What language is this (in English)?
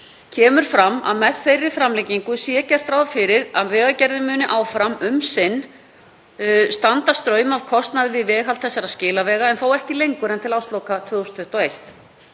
Icelandic